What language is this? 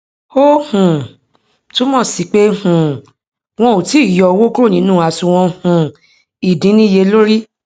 Yoruba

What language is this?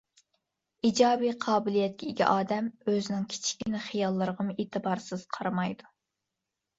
Uyghur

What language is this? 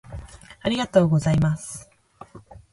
Japanese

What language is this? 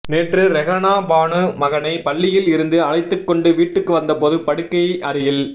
Tamil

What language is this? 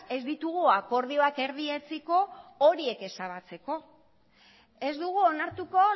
Basque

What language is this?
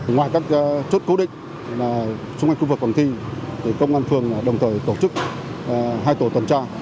Vietnamese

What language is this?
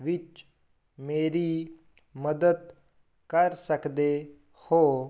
Punjabi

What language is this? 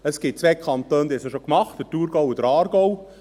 Swiss German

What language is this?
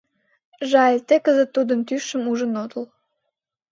Mari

